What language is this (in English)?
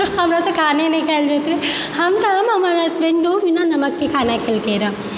Maithili